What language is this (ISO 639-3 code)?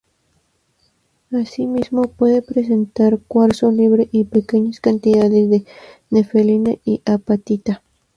spa